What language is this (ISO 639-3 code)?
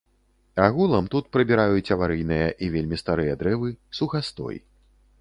bel